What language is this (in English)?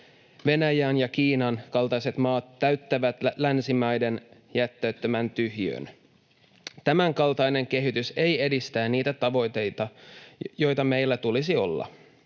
Finnish